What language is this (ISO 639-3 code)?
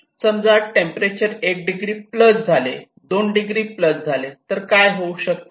mar